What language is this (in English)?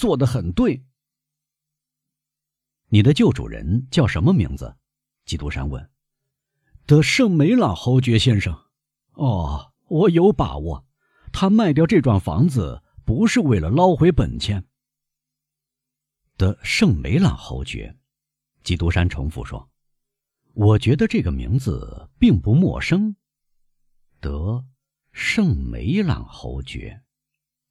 Chinese